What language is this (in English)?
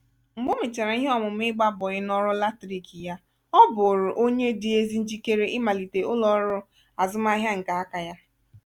Igbo